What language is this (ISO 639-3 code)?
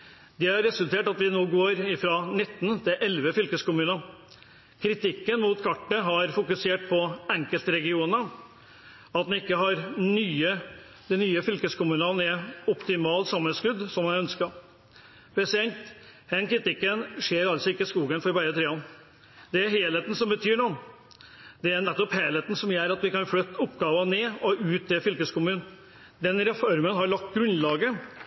nob